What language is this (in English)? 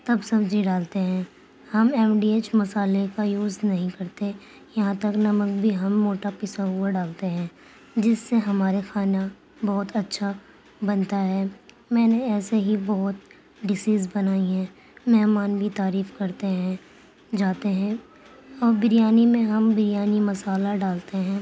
Urdu